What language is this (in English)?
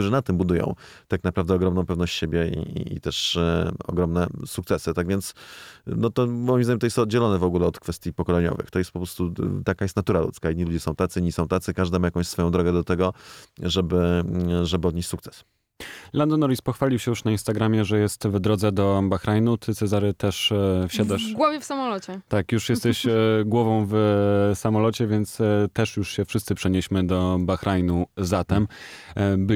Polish